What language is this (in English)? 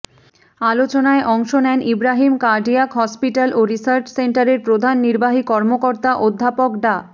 Bangla